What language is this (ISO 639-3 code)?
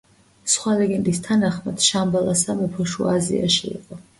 kat